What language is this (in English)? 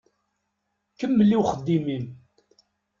Kabyle